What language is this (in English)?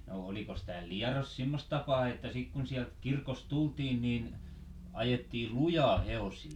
Finnish